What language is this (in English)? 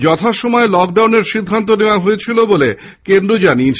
Bangla